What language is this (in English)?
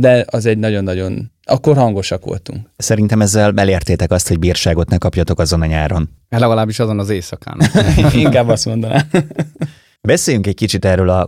Hungarian